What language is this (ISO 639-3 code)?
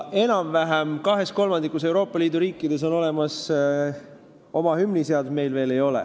est